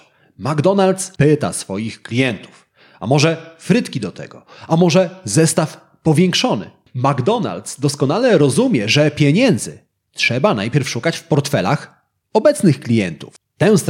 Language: Polish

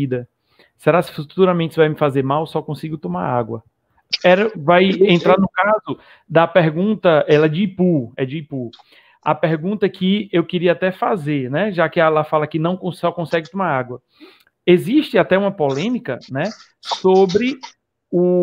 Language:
Portuguese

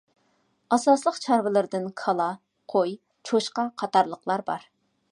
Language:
Uyghur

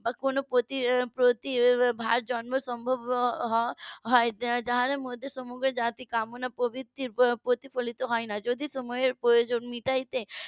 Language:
Bangla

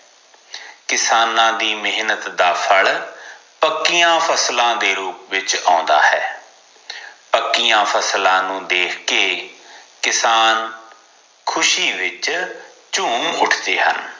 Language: Punjabi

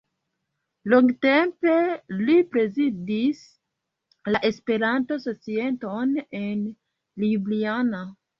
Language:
Esperanto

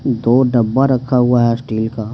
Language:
Hindi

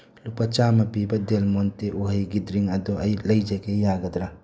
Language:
Manipuri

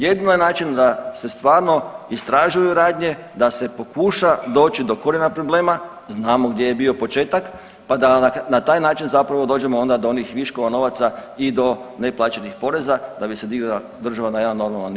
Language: Croatian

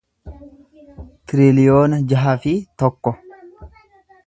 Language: Oromo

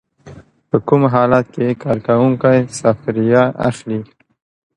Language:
Pashto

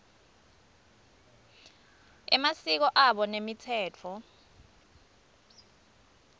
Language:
Swati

